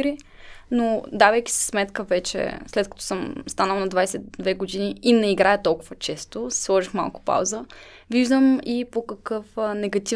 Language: Bulgarian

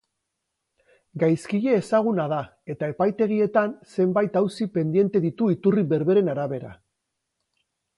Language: Basque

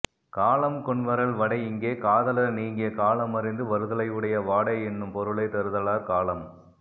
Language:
Tamil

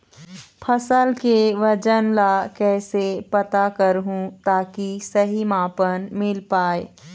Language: Chhattisgarhi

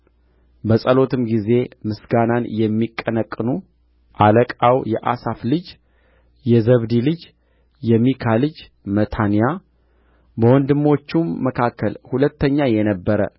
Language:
Amharic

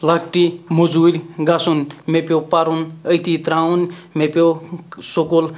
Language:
Kashmiri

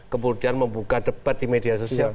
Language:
Indonesian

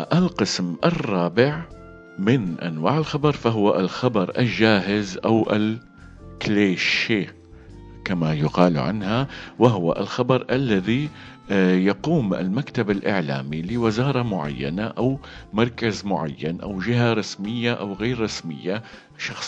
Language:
Arabic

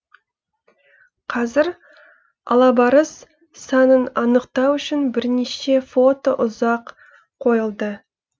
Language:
Kazakh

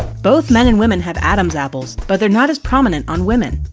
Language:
English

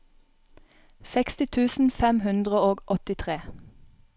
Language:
Norwegian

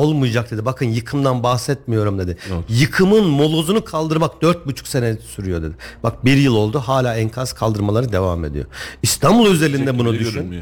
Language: Turkish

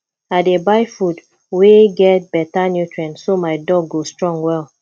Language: Nigerian Pidgin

